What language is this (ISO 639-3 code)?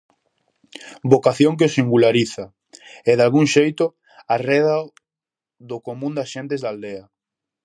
glg